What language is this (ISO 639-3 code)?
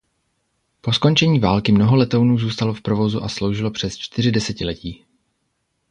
ces